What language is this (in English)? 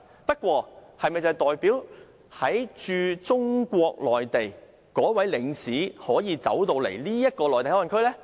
Cantonese